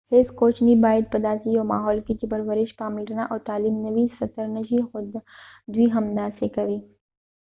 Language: Pashto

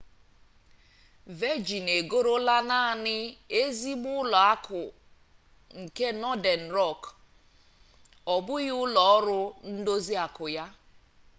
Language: Igbo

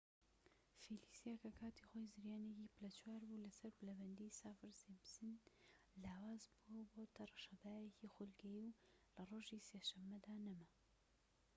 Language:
Central Kurdish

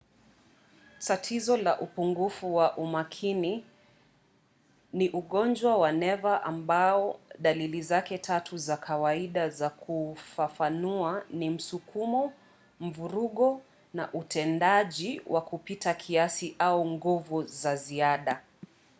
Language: Swahili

